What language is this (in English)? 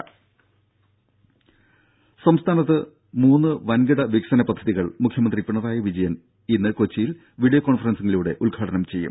Malayalam